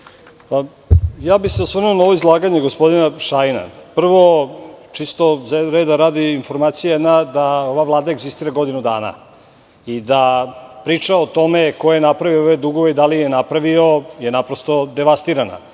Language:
Serbian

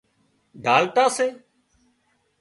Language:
Wadiyara Koli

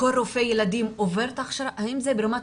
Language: Hebrew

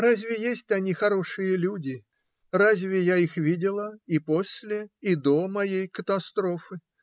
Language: Russian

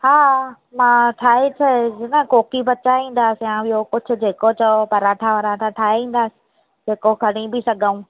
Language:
Sindhi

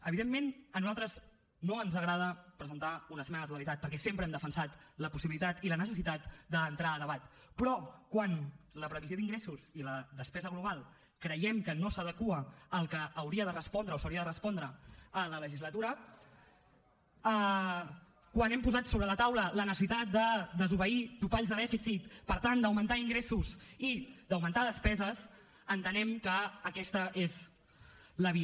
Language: Catalan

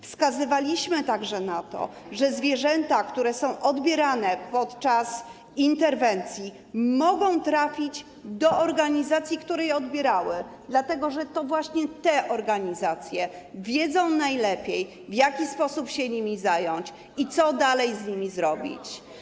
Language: Polish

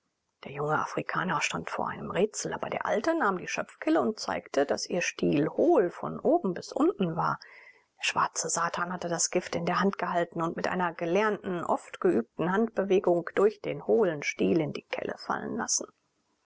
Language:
German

